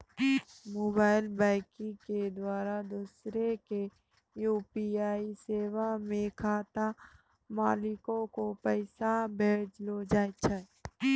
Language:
Maithili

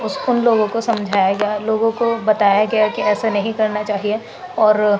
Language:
Urdu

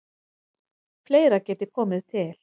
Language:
Icelandic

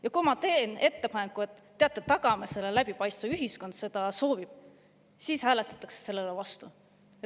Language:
Estonian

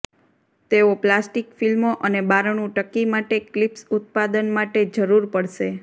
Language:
Gujarati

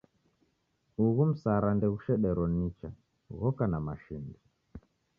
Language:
Taita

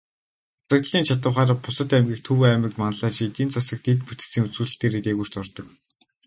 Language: Mongolian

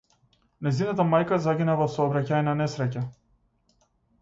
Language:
Macedonian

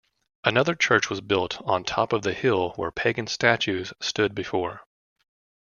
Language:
English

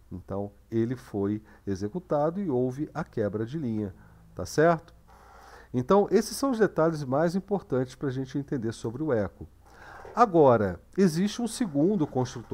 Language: Portuguese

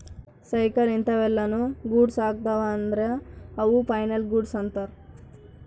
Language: Kannada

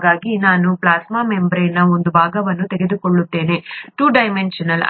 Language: Kannada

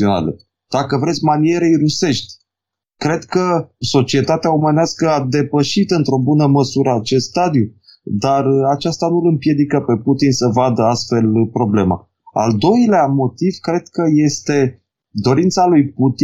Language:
Romanian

